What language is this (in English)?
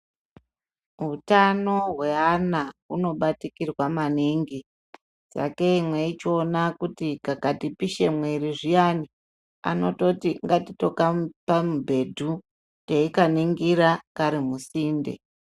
Ndau